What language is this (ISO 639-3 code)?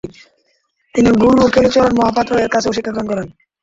ben